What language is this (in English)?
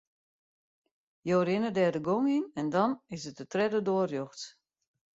Western Frisian